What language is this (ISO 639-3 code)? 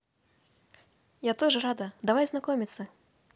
rus